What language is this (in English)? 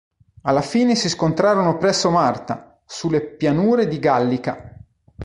Italian